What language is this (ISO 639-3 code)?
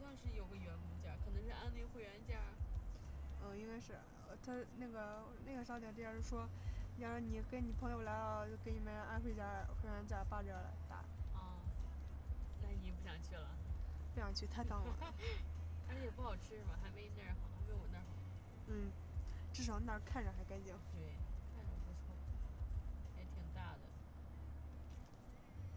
zho